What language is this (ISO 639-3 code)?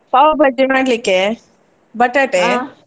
kan